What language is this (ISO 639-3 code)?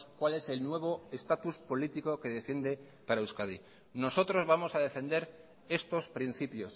spa